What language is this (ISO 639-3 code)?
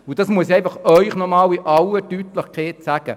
gsw